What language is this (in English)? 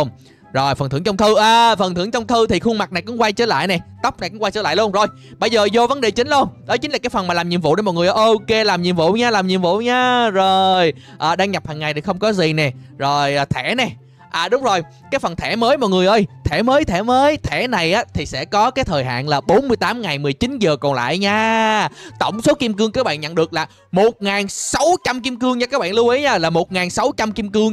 Vietnamese